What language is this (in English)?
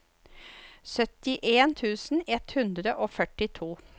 Norwegian